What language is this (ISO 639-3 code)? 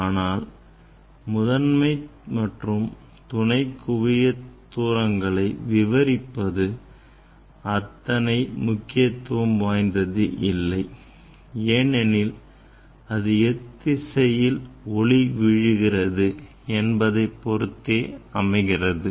tam